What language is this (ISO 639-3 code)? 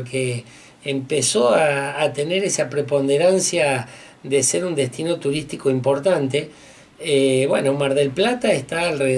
spa